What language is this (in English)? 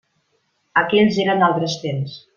Catalan